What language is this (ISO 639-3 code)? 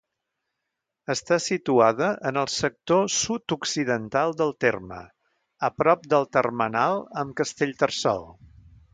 cat